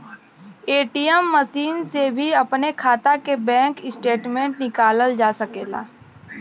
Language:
Bhojpuri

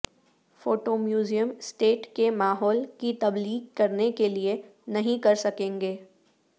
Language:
Urdu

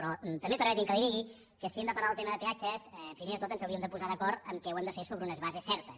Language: Catalan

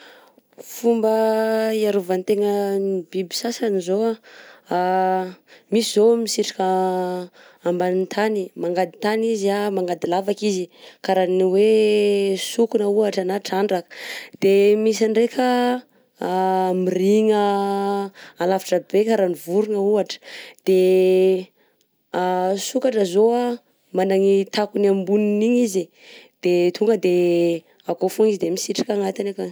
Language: Southern Betsimisaraka Malagasy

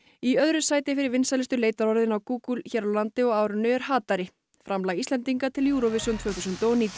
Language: Icelandic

